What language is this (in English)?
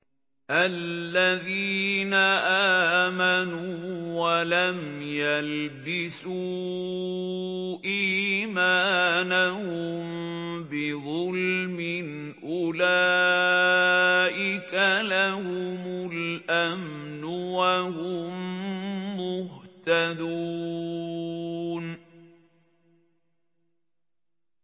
Arabic